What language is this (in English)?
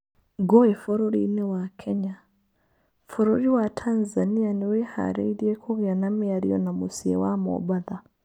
Kikuyu